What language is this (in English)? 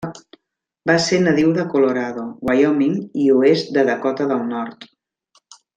Catalan